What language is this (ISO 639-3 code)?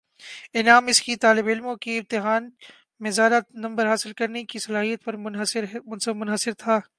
urd